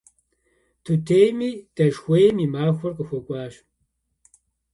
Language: Kabardian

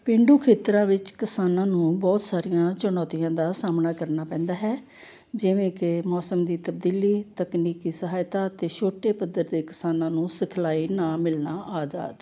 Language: Punjabi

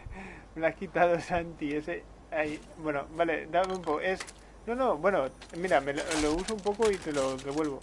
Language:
Spanish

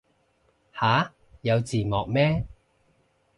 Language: Cantonese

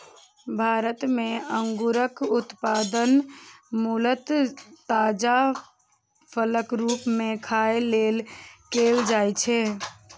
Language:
Maithili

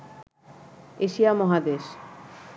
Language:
Bangla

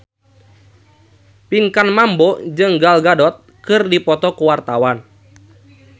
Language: Sundanese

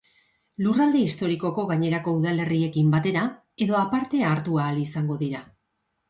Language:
Basque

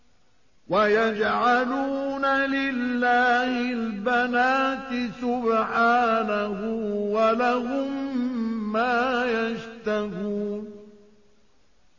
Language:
Arabic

